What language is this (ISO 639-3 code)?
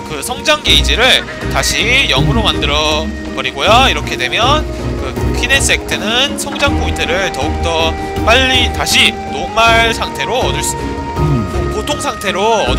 kor